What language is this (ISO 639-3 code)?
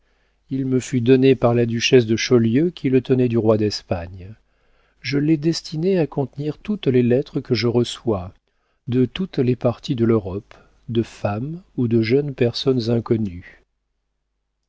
fra